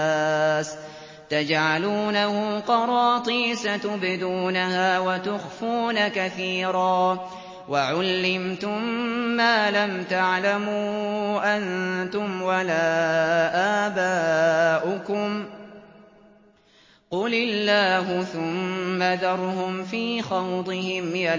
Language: Arabic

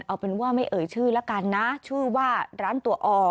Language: Thai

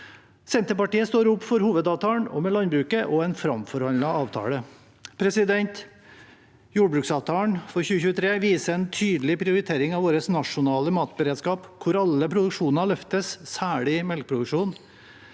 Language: Norwegian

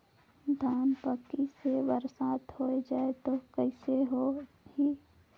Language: Chhattisgarhi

